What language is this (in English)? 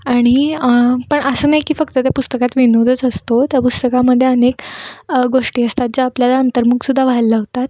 Marathi